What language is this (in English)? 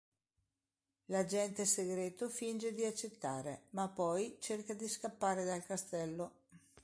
Italian